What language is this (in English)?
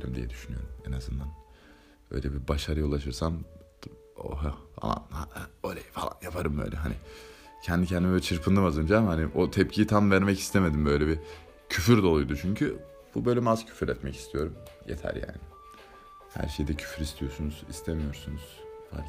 Turkish